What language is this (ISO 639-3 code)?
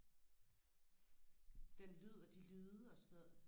dan